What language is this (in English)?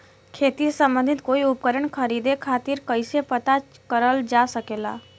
Bhojpuri